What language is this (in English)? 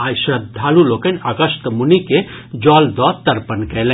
Maithili